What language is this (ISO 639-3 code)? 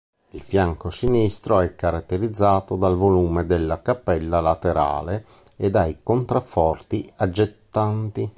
ita